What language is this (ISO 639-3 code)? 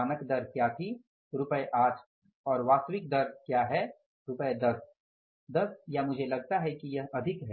hin